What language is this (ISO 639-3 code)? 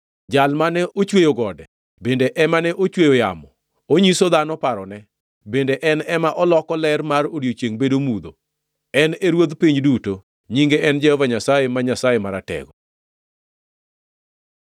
luo